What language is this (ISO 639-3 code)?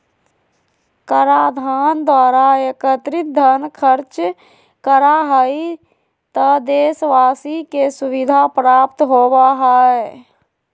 mag